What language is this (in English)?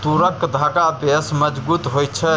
Maithili